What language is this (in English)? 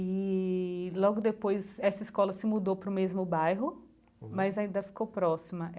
Portuguese